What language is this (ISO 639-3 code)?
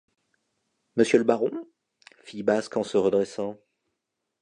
fra